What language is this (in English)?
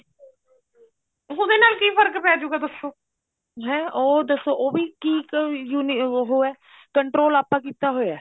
Punjabi